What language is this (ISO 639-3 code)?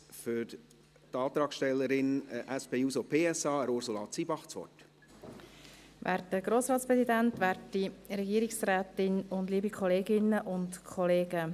gsw